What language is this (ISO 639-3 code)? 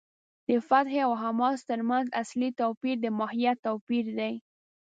pus